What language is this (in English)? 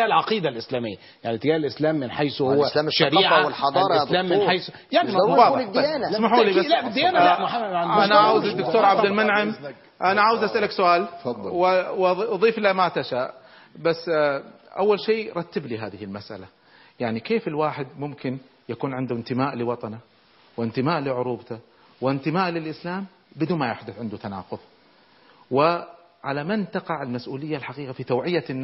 Arabic